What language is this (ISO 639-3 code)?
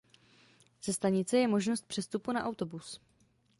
ces